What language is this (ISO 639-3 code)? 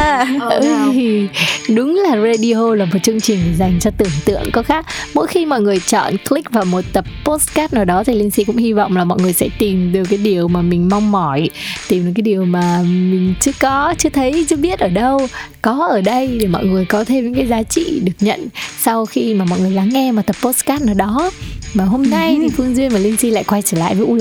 vie